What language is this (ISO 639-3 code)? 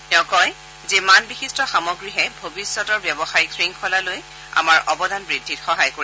asm